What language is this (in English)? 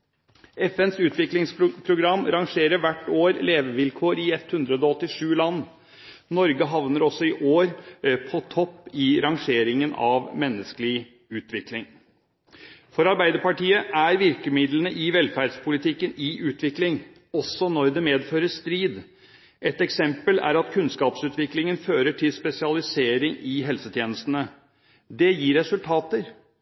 Norwegian Bokmål